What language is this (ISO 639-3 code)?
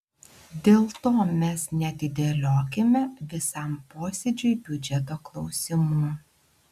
lit